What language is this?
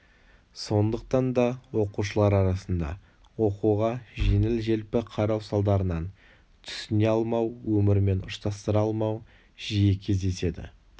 Kazakh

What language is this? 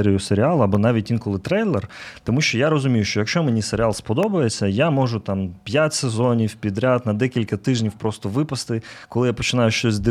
Ukrainian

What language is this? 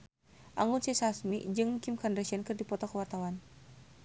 Sundanese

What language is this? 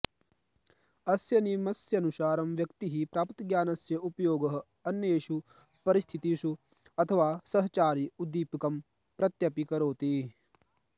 Sanskrit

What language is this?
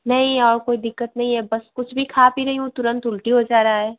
Hindi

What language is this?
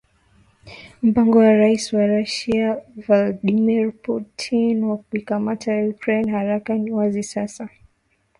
Swahili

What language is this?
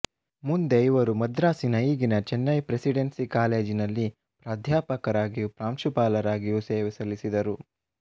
Kannada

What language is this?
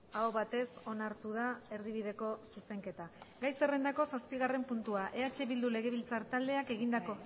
Basque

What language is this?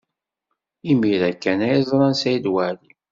Kabyle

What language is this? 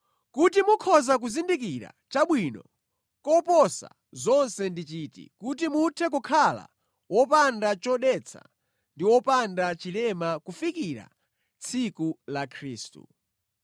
Nyanja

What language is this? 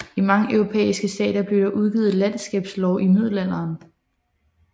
Danish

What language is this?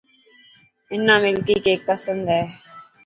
Dhatki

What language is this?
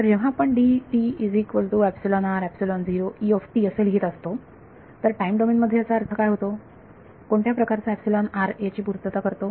Marathi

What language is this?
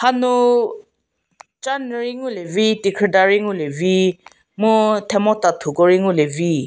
Angami Naga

